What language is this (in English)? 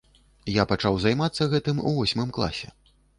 Belarusian